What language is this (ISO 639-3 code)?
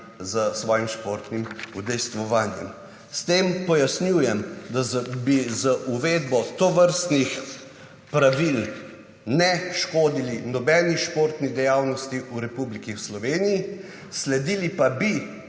slv